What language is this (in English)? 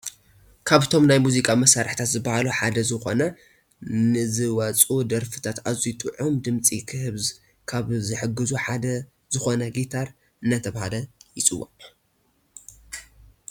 Tigrinya